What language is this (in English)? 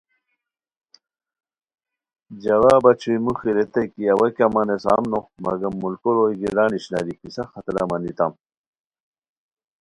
Khowar